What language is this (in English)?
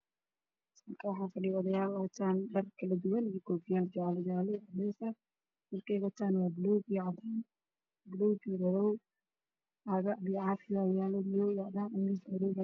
Somali